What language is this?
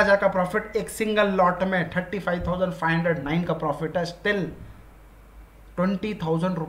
Hindi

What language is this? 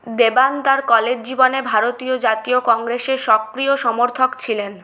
Bangla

